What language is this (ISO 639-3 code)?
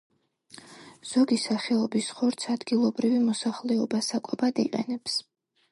kat